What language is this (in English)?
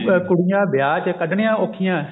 Punjabi